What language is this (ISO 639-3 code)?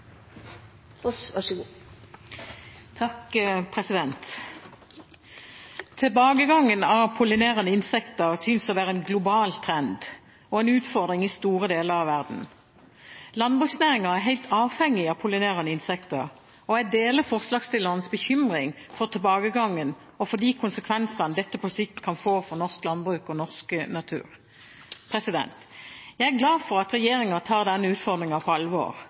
nob